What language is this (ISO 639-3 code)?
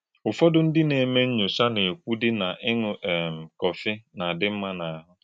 ibo